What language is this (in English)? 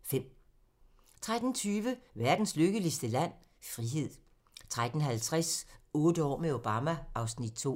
Danish